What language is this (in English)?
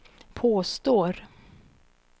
Swedish